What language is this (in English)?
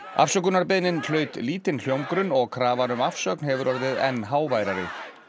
Icelandic